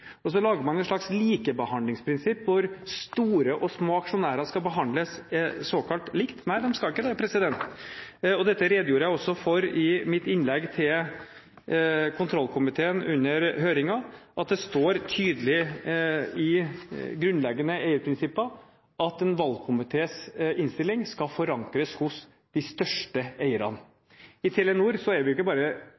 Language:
Norwegian Bokmål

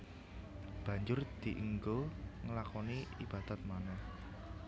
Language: Javanese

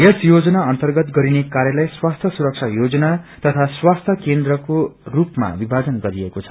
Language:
Nepali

